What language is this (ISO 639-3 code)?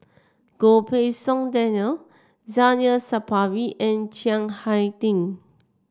eng